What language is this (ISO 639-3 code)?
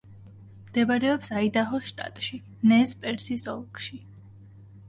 kat